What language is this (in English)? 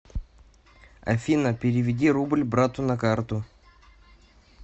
Russian